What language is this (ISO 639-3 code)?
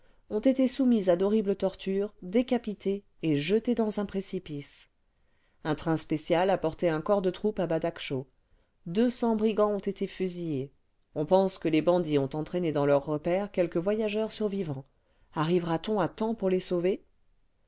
fra